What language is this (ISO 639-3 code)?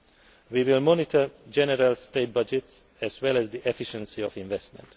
eng